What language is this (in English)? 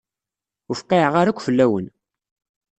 Kabyle